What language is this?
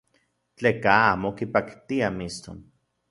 Central Puebla Nahuatl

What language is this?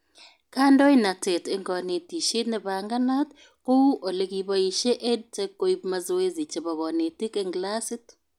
Kalenjin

